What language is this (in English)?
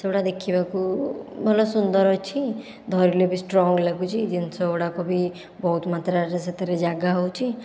Odia